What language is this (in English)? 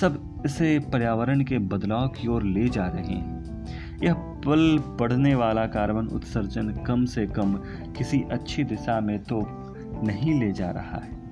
Hindi